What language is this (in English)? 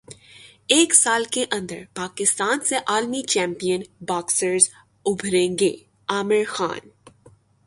Urdu